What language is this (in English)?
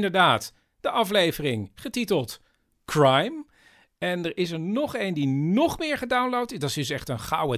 Dutch